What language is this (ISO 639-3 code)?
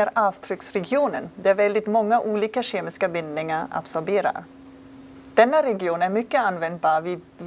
swe